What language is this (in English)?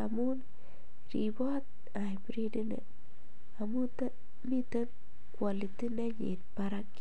Kalenjin